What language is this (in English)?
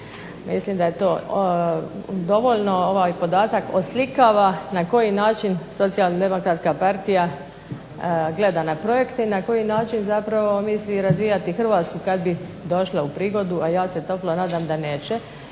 Croatian